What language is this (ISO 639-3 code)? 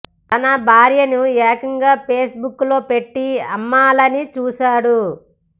tel